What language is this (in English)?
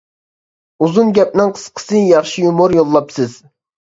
Uyghur